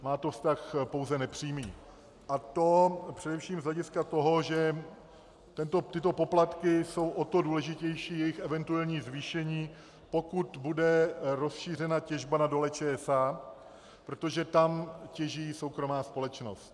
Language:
Czech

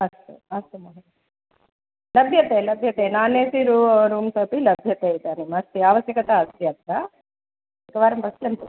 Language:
Sanskrit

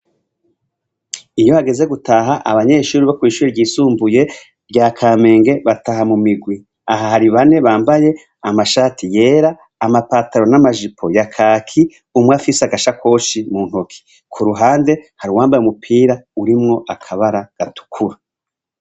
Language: Rundi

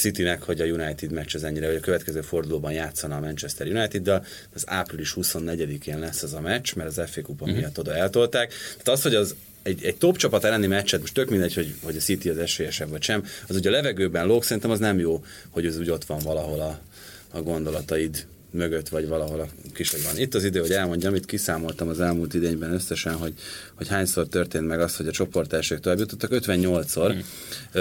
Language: Hungarian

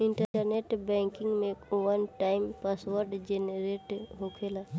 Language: Bhojpuri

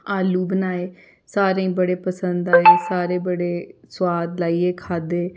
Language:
Dogri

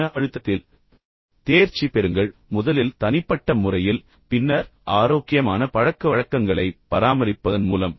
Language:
Tamil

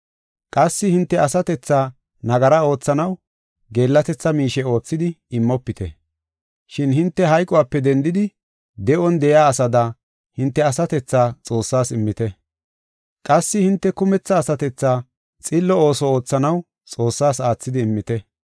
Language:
Gofa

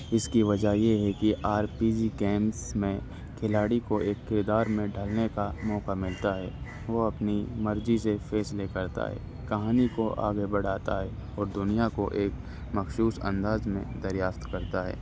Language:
Urdu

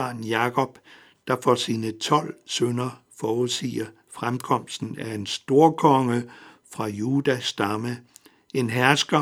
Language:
Danish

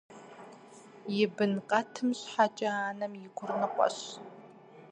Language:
Kabardian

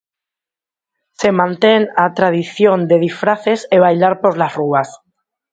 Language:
Galician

